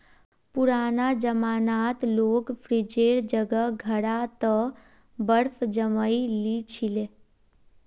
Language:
Magahi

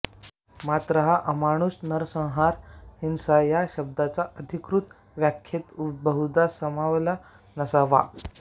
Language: Marathi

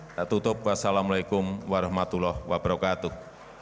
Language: Indonesian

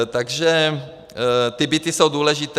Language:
Czech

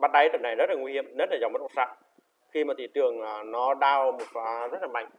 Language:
Vietnamese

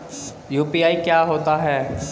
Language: Hindi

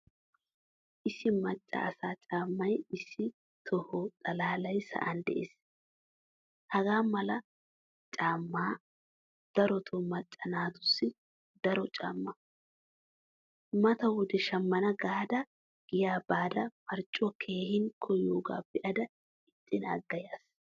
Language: Wolaytta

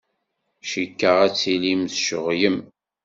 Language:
Kabyle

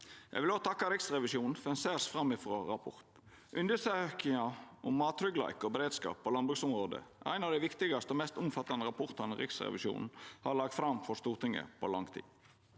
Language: Norwegian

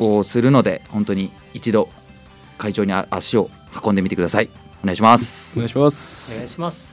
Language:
Japanese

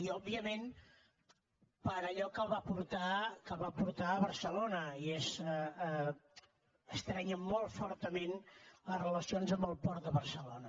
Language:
Catalan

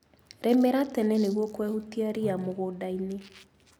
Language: Kikuyu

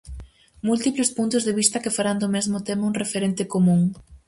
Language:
Galician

